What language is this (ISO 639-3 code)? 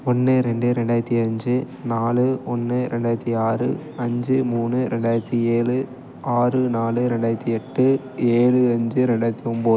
tam